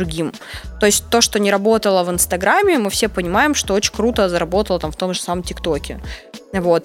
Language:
Russian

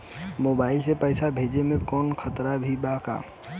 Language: Bhojpuri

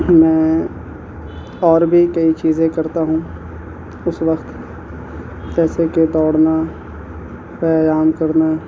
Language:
Urdu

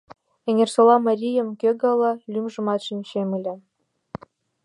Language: Mari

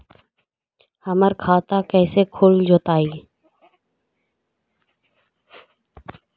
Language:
Magahi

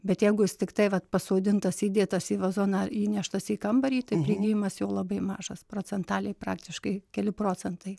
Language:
Lithuanian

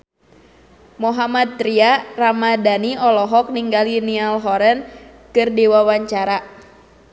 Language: Sundanese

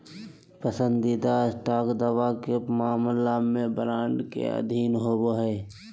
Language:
Magahi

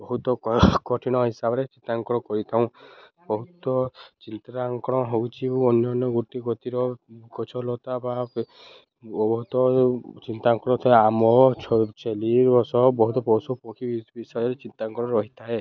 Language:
Odia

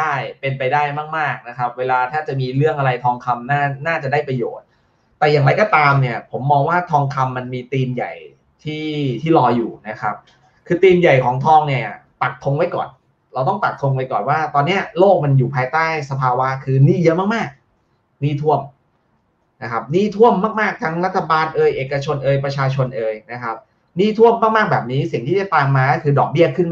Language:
Thai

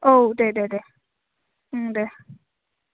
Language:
Bodo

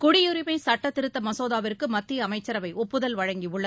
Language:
Tamil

